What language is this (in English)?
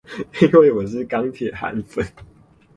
Chinese